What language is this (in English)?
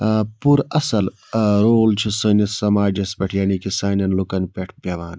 Kashmiri